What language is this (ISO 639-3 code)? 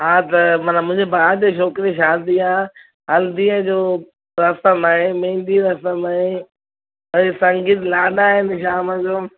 snd